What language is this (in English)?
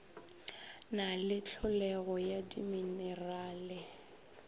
Northern Sotho